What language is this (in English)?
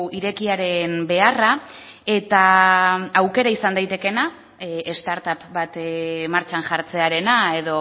Basque